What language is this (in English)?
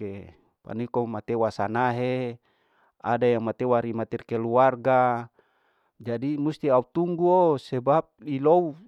Larike-Wakasihu